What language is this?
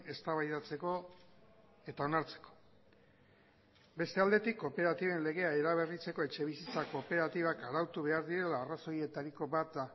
Basque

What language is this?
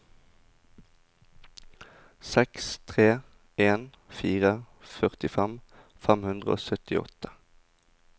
Norwegian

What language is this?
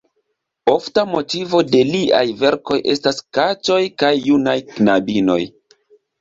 Esperanto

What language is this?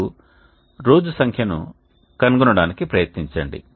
Telugu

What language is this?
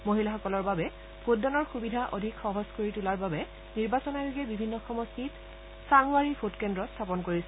Assamese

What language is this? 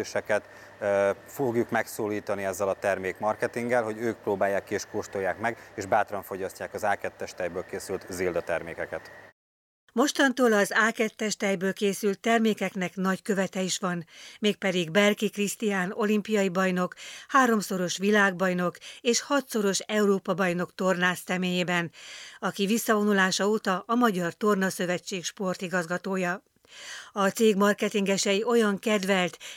Hungarian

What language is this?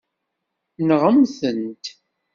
Kabyle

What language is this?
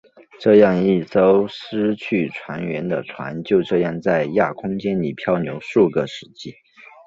Chinese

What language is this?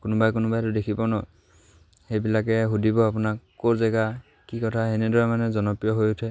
Assamese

